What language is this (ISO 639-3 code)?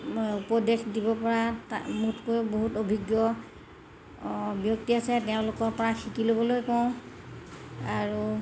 asm